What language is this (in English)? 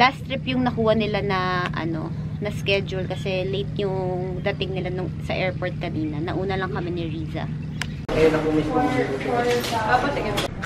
Filipino